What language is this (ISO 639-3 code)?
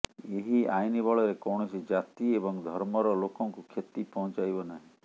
ori